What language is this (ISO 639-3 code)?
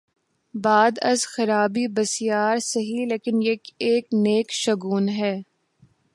urd